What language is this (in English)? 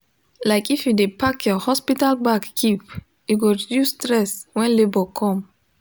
Nigerian Pidgin